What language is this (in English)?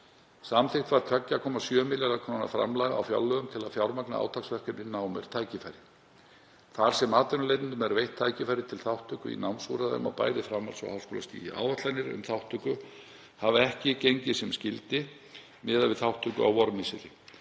Icelandic